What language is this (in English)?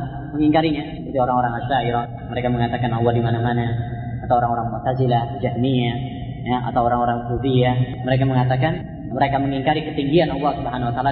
Malay